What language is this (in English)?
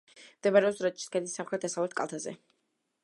Georgian